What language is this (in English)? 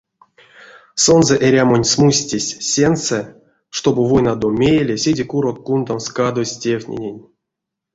Erzya